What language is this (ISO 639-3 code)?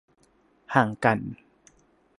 tha